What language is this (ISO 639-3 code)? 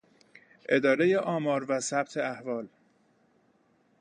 fas